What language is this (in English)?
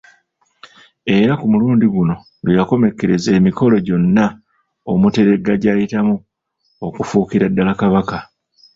Ganda